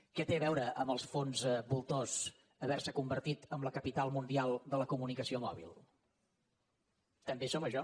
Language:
Catalan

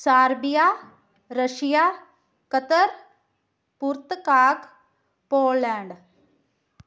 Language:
Punjabi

